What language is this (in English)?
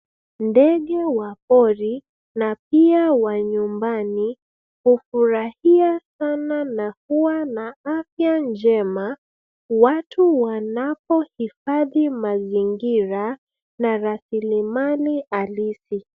Swahili